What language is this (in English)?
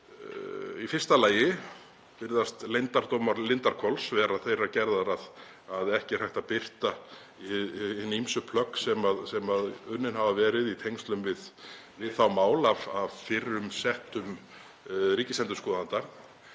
Icelandic